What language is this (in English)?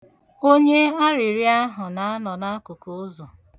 Igbo